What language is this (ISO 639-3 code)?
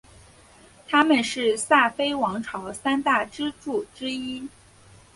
zho